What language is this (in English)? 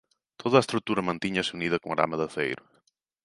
Galician